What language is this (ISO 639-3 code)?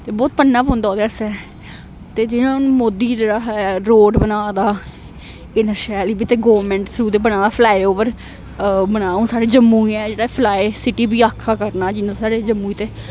doi